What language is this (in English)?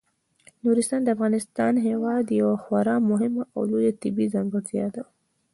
Pashto